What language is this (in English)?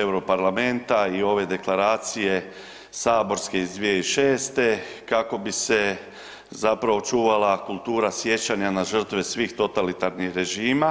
Croatian